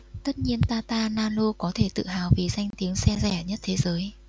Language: Vietnamese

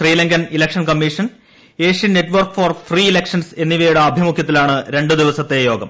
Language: Malayalam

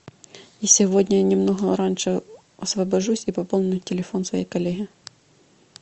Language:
Russian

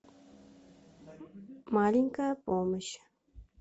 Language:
Russian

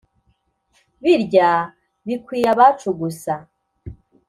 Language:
Kinyarwanda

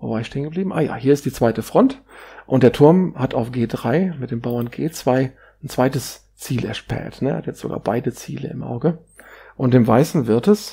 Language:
German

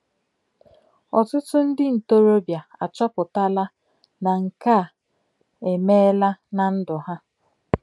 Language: Igbo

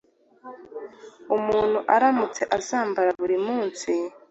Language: Kinyarwanda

